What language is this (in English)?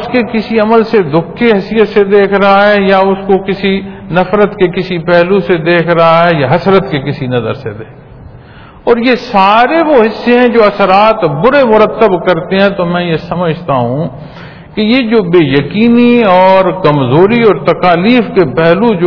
Punjabi